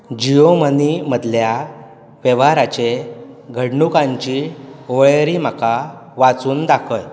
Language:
Konkani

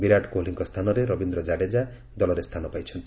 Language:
Odia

